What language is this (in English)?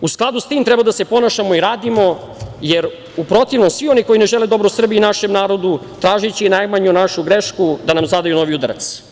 Serbian